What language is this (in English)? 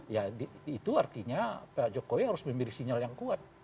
Indonesian